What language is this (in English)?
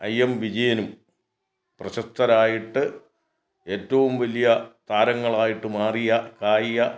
Malayalam